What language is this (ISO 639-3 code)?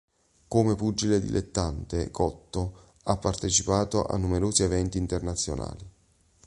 ita